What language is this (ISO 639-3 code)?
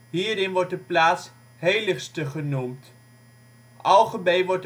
nld